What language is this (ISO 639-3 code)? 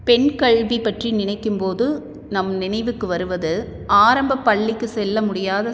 tam